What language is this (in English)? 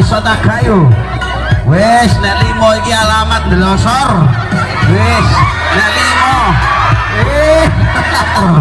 Indonesian